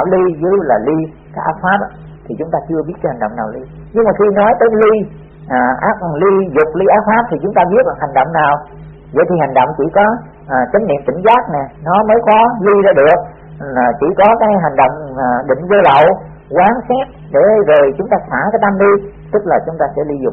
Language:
Vietnamese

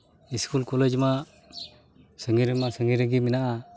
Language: Santali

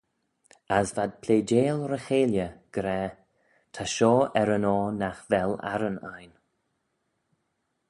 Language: Manx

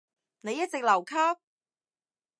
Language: Cantonese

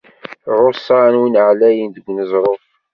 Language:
Kabyle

